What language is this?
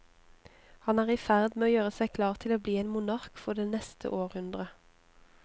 Norwegian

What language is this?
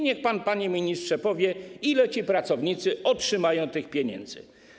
Polish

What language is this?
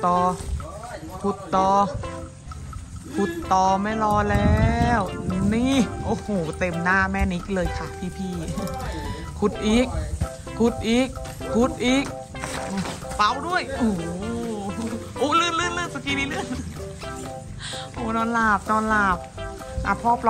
Thai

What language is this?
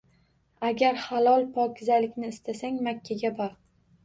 Uzbek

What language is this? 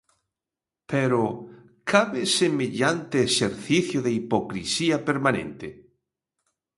Galician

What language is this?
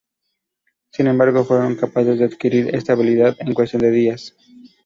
Spanish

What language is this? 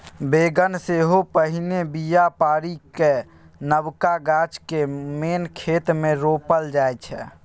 Maithili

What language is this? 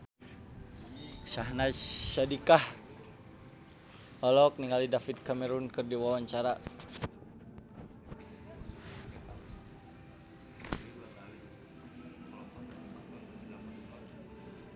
Sundanese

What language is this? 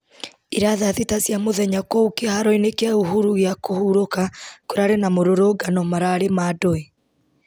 Kikuyu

